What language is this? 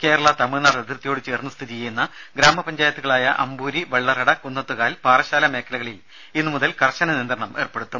Malayalam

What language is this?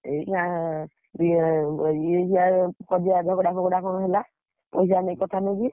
Odia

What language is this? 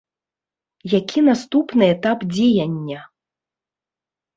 Belarusian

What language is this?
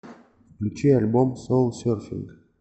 Russian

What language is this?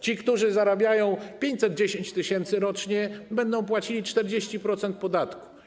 Polish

